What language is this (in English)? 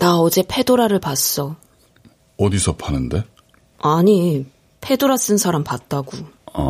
Korean